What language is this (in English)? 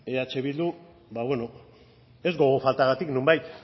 Basque